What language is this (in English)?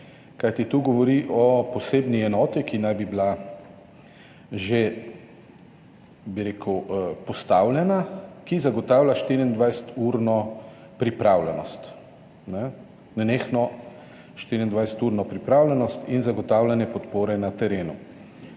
Slovenian